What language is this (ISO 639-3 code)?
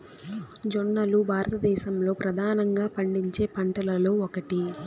tel